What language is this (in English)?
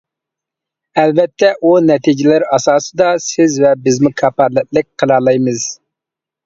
Uyghur